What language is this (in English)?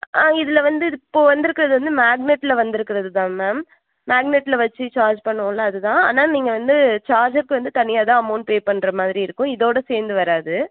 Tamil